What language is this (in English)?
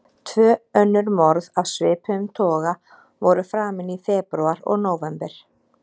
Icelandic